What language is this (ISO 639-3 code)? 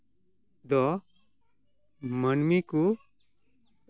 sat